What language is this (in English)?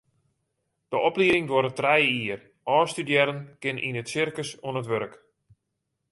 Western Frisian